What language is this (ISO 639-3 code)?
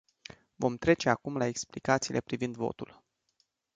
ron